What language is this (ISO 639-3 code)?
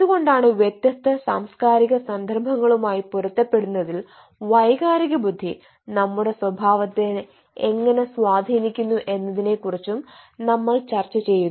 mal